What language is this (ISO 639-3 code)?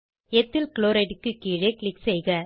tam